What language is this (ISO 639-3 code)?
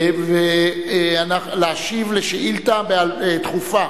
heb